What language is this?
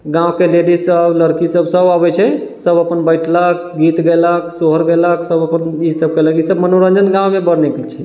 Maithili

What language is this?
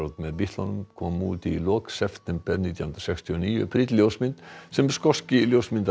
Icelandic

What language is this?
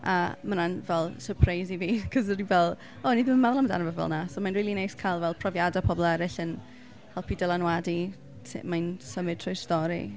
Welsh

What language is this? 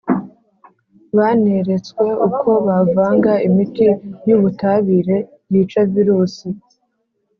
Kinyarwanda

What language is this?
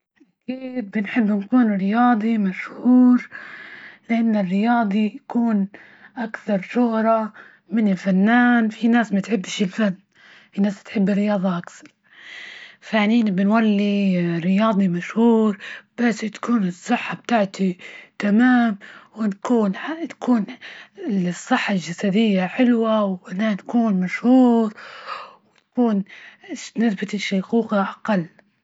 Libyan Arabic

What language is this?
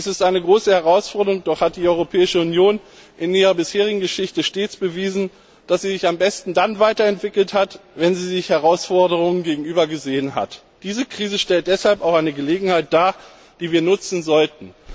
German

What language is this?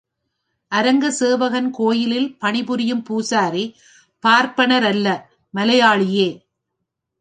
Tamil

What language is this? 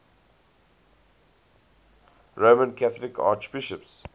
English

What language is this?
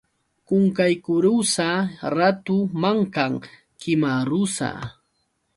Yauyos Quechua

